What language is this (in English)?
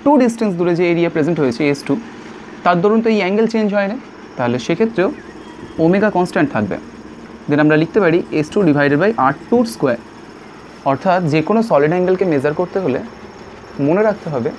Hindi